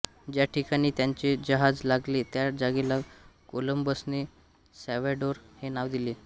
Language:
Marathi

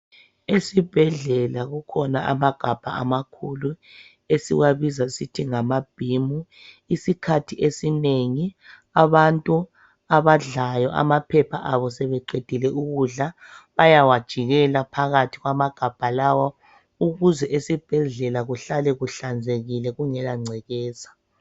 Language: North Ndebele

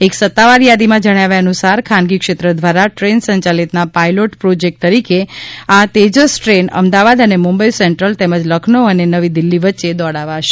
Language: Gujarati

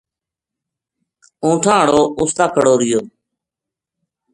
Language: Gujari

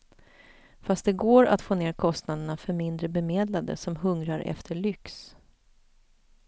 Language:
Swedish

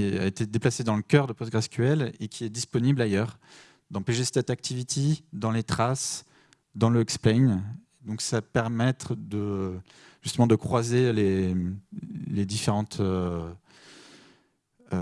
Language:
French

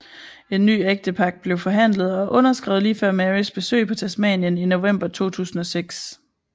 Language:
Danish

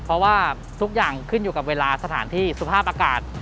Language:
Thai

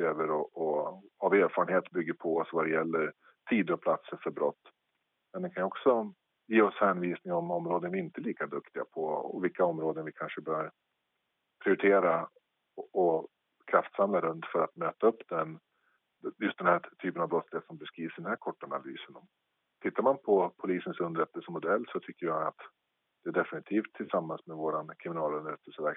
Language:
Swedish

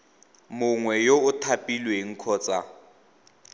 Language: Tswana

